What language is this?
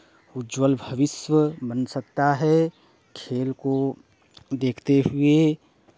Hindi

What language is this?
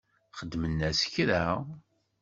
Kabyle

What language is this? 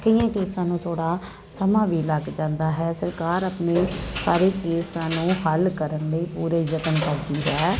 Punjabi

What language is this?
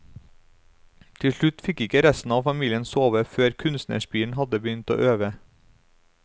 Norwegian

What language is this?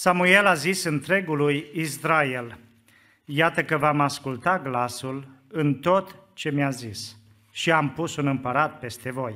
Romanian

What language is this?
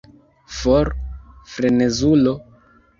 Esperanto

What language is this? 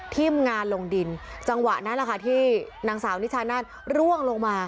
Thai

